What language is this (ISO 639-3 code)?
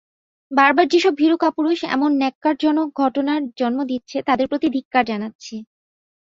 ben